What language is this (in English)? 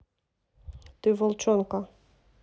Russian